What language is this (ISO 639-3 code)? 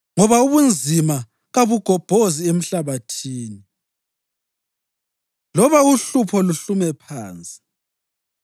nde